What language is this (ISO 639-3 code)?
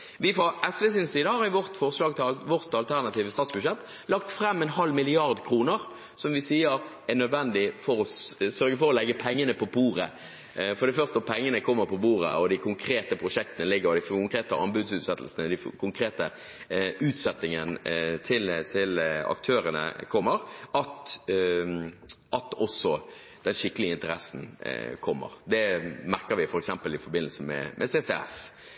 nob